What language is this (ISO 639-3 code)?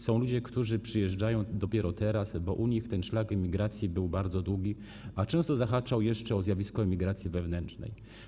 pol